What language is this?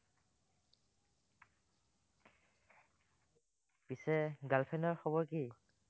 Assamese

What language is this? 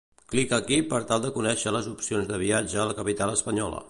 Catalan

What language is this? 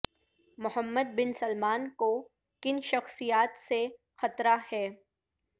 Urdu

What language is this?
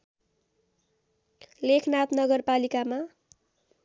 Nepali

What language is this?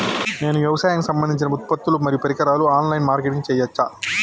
Telugu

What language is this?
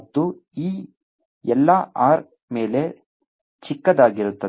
Kannada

